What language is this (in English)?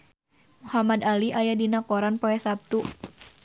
Sundanese